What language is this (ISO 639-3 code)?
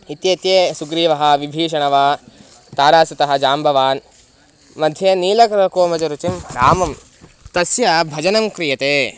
san